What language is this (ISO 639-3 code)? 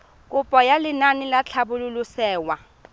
tsn